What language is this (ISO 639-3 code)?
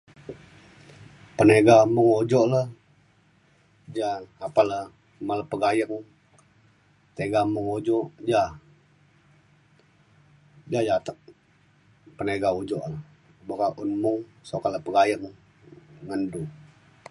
xkl